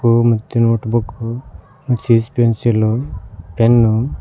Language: Kannada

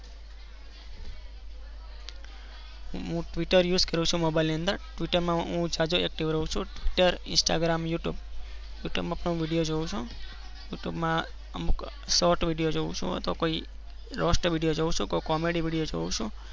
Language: Gujarati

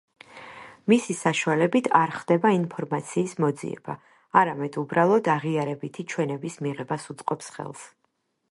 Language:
Georgian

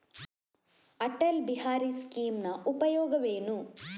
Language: Kannada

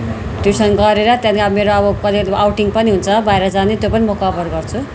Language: Nepali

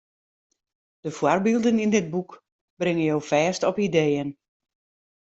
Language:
Western Frisian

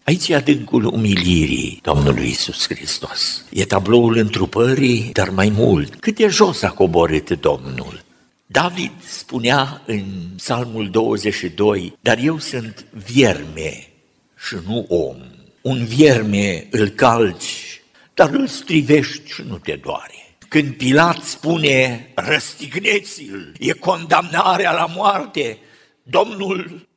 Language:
Romanian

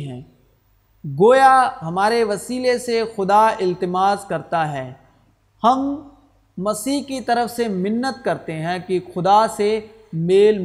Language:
Urdu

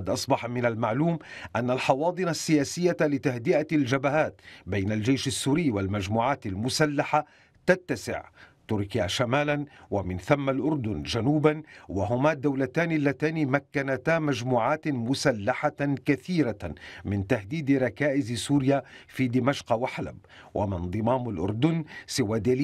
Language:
Arabic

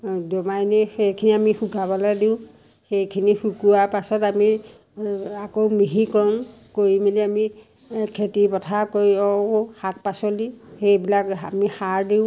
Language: Assamese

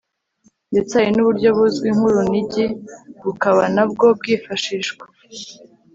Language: Kinyarwanda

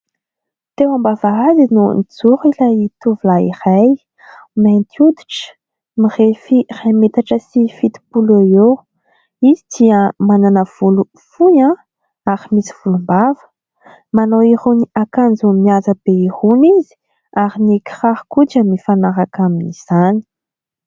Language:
Malagasy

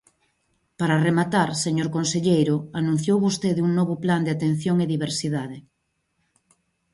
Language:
Galician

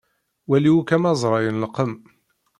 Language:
Kabyle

